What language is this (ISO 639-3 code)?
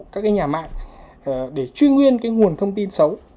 vie